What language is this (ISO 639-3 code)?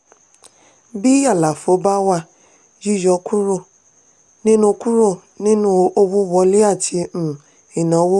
yor